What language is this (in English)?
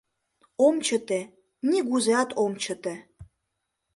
Mari